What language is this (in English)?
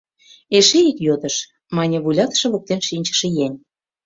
Mari